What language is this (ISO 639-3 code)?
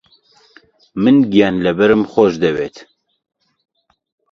ckb